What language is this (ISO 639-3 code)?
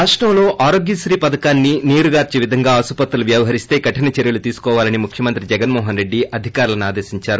tel